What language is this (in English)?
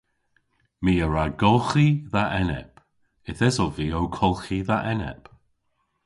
Cornish